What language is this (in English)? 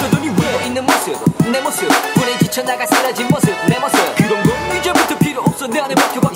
Vietnamese